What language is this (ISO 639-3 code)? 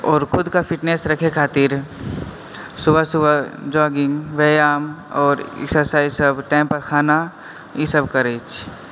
mai